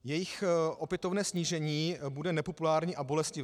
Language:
Czech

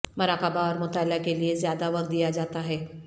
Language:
Urdu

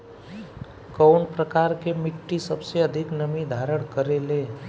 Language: Bhojpuri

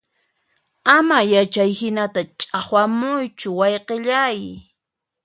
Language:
Puno Quechua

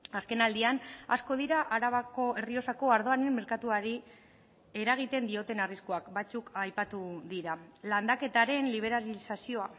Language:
Basque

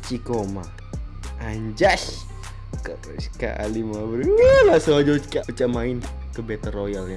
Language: Indonesian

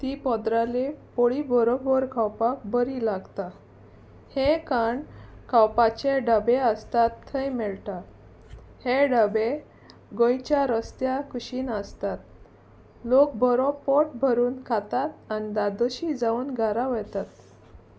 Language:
Konkani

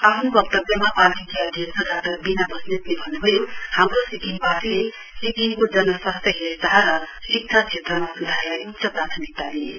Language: Nepali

